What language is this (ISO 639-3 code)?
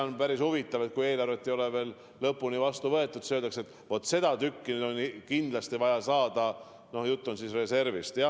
est